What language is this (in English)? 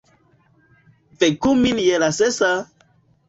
Esperanto